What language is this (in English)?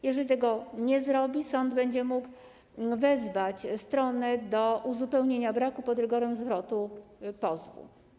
Polish